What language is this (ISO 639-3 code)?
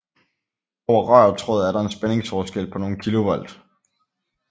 dan